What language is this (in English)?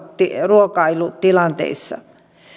Finnish